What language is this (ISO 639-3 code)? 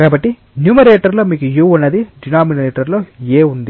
tel